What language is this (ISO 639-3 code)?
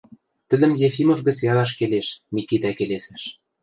mrj